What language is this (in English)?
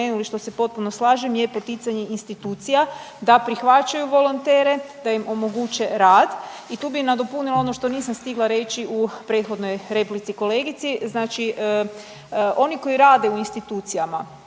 Croatian